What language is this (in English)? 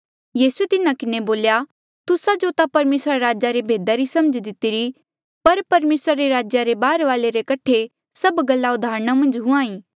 Mandeali